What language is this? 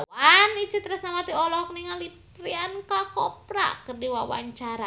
Sundanese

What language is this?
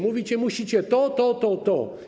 Polish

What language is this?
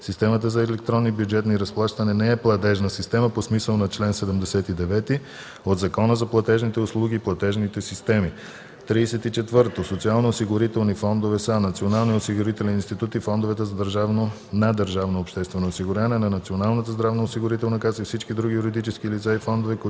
Bulgarian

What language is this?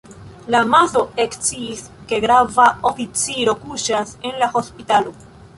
Esperanto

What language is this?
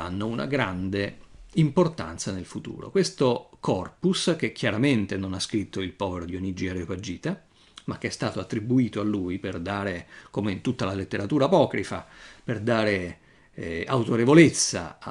Italian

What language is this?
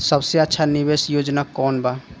Bhojpuri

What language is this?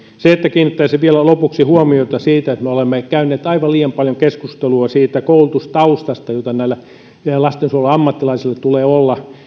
Finnish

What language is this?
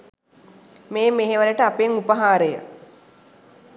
Sinhala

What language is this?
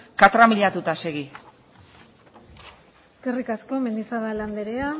Basque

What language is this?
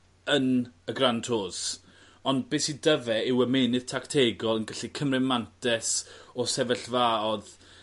Welsh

